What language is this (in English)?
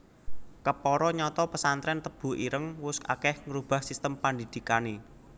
Javanese